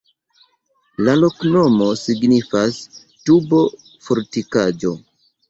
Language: Esperanto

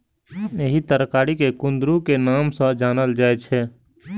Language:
Maithili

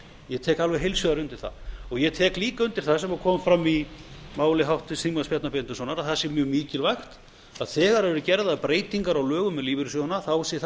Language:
Icelandic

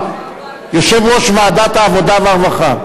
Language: Hebrew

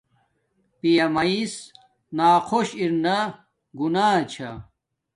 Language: Domaaki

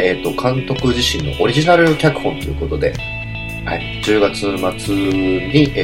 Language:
Japanese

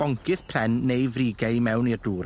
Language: Welsh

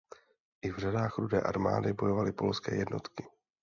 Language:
Czech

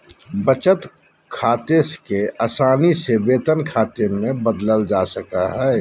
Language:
Magahi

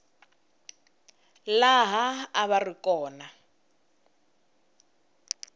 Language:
Tsonga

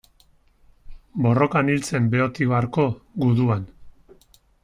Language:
Basque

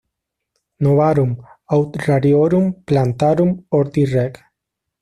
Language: Spanish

